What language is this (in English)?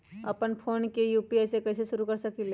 Magahi